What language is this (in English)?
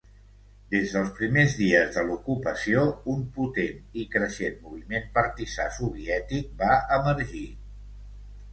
Catalan